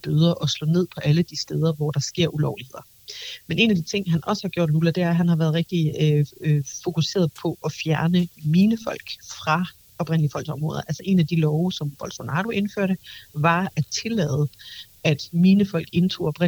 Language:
Danish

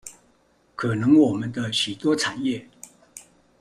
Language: Chinese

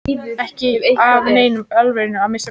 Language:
Icelandic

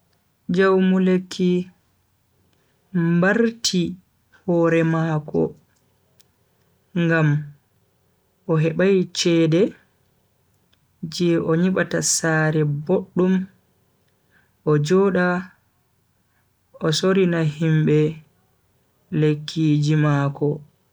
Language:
Bagirmi Fulfulde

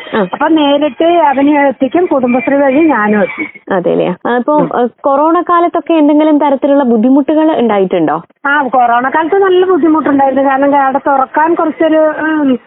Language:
Malayalam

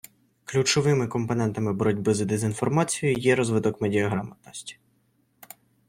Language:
Ukrainian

